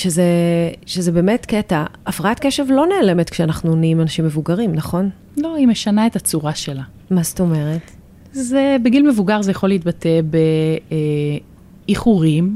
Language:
Hebrew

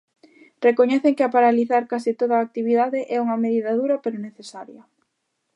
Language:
Galician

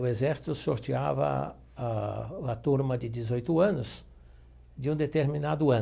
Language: Portuguese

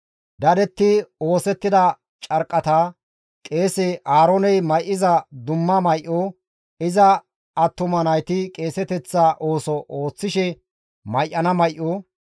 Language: Gamo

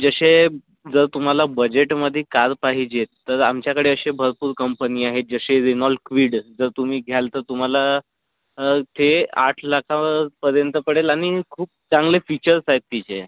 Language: Marathi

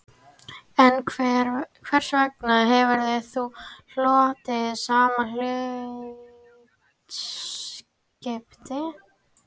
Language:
Icelandic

